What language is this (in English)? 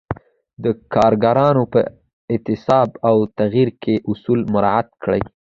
Pashto